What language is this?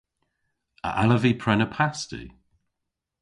Cornish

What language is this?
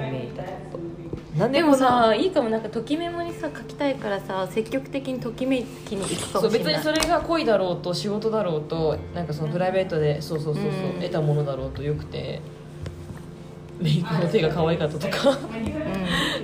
Japanese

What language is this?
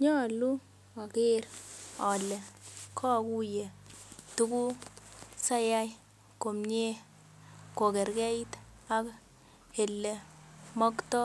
Kalenjin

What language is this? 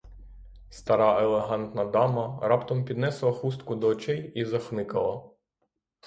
Ukrainian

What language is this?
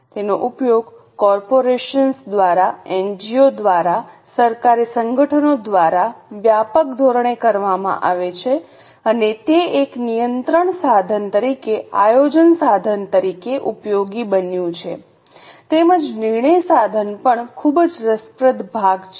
Gujarati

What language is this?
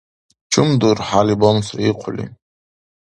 Dargwa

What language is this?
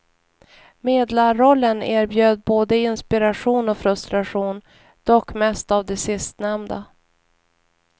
Swedish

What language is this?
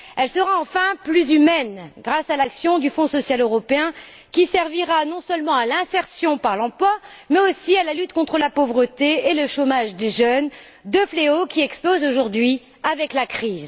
French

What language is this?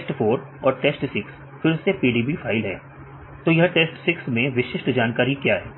Hindi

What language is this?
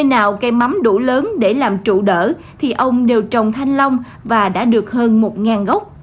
Vietnamese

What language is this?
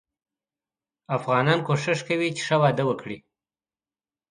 Pashto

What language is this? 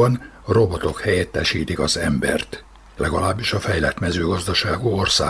Hungarian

